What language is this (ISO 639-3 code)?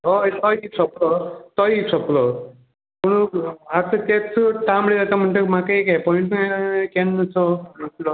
kok